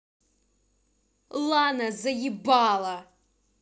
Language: Russian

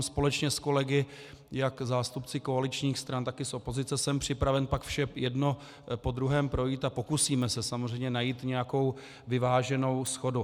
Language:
Czech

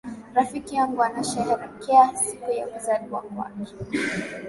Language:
Swahili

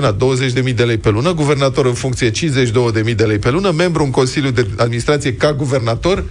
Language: Romanian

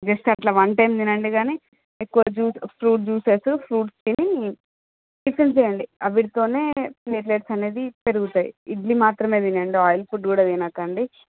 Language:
Telugu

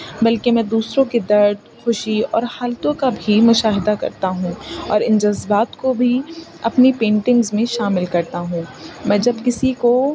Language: Urdu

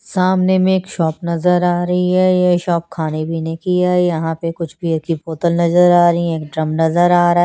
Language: Hindi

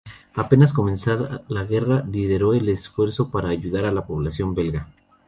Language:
Spanish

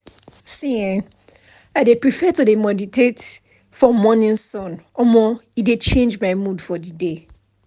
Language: Nigerian Pidgin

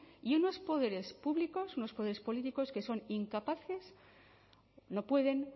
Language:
Spanish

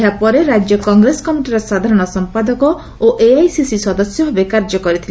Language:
Odia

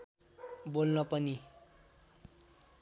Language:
Nepali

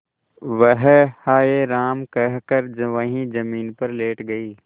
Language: Hindi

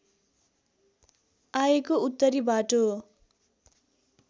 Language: Nepali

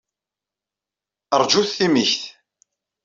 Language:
Kabyle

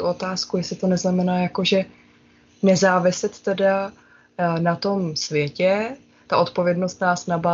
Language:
Czech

